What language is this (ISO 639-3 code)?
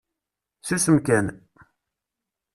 kab